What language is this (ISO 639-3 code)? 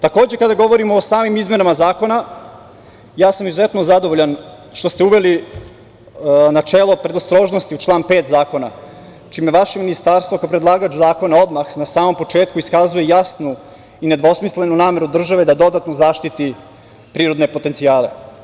srp